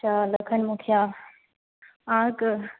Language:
Maithili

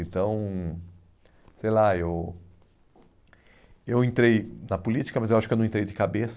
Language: Portuguese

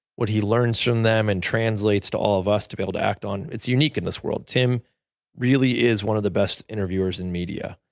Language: English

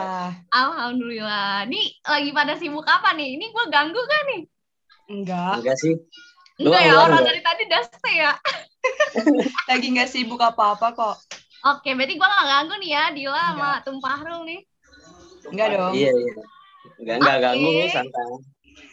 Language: Indonesian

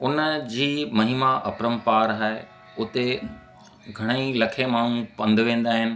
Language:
Sindhi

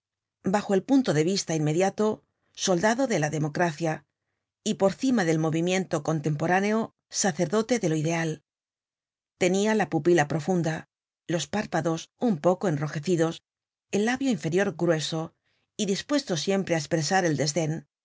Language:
Spanish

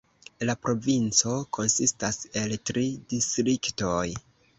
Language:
Esperanto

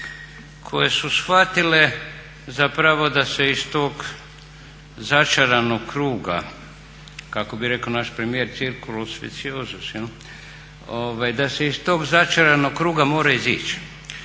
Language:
Croatian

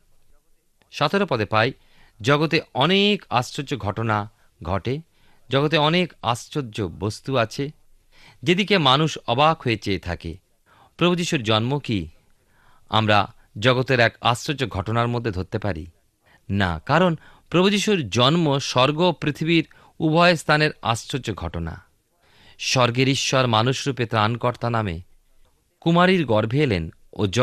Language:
Bangla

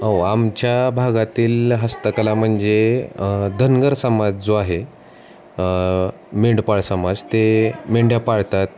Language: Marathi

